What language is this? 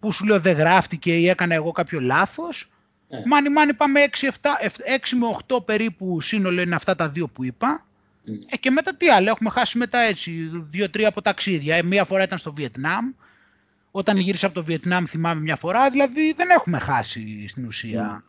Greek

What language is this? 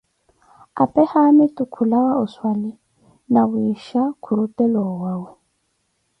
Koti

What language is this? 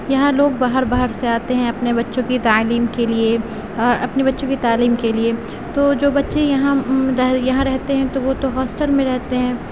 Urdu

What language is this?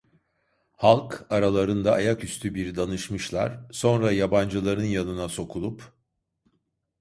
Turkish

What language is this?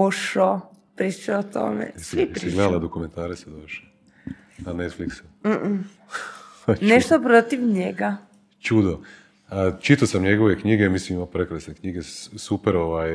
Croatian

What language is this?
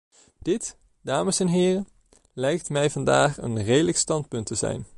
Dutch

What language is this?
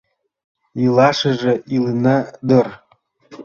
Mari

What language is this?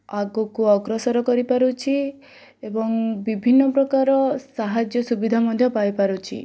Odia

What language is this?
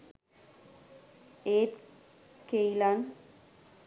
Sinhala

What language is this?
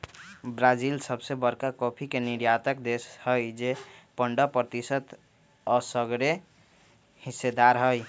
Magahi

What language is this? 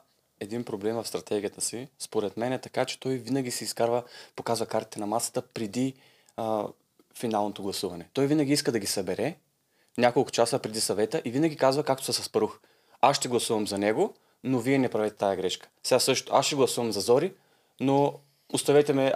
Bulgarian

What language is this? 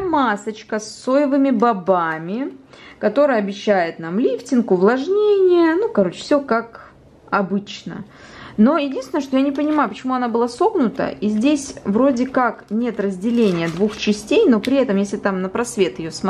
Russian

